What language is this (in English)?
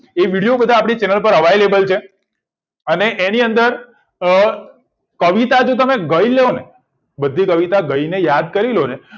Gujarati